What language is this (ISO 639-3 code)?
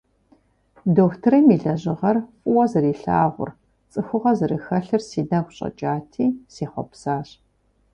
kbd